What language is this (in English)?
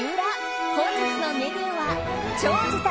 Japanese